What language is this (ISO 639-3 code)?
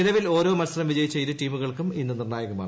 mal